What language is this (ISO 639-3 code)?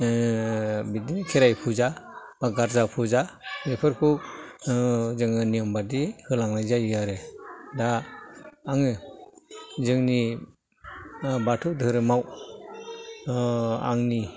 brx